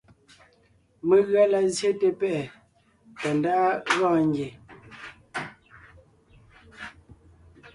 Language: Ngiemboon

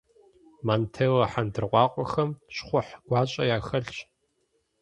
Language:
Kabardian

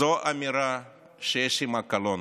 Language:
Hebrew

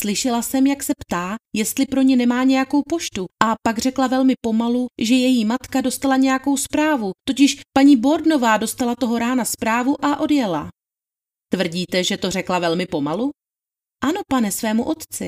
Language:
Czech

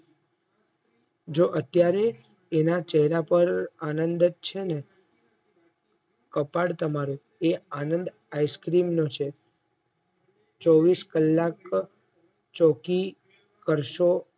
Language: Gujarati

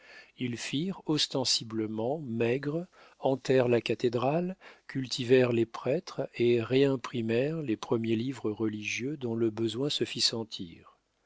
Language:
French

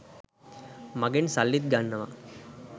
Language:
Sinhala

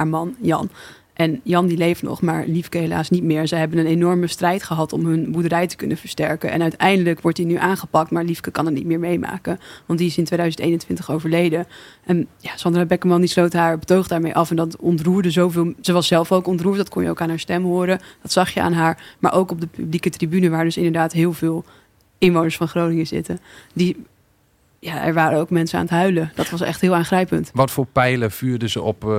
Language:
Dutch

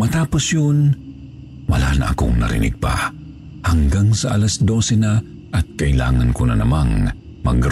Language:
Filipino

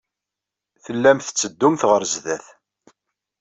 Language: Kabyle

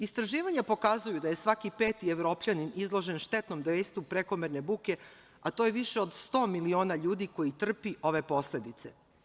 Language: Serbian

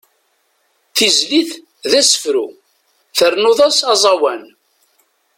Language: Kabyle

